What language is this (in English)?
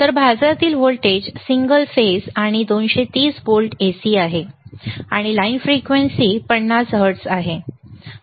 Marathi